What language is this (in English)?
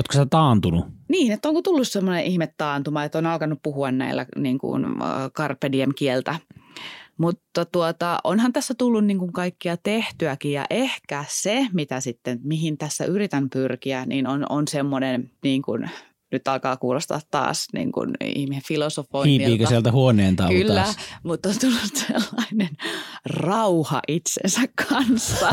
Finnish